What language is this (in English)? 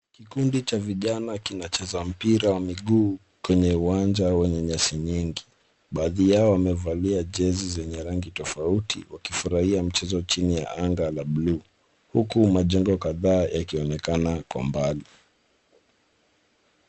Swahili